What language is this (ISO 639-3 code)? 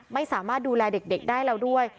tha